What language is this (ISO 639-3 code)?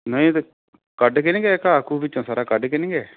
pan